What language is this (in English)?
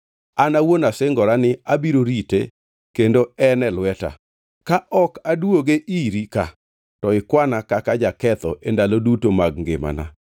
Luo (Kenya and Tanzania)